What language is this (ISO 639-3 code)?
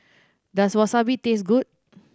eng